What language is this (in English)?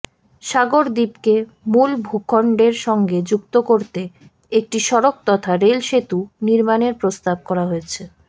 Bangla